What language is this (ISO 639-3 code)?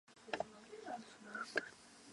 zho